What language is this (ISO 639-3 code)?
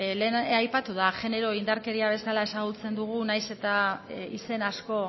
eus